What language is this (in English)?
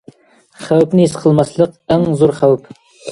Uyghur